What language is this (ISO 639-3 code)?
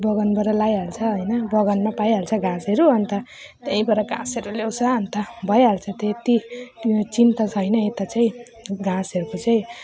nep